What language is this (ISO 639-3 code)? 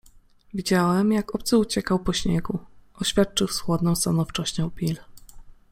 pol